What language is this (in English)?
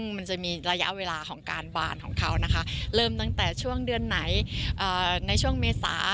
Thai